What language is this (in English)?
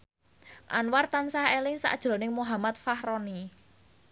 Javanese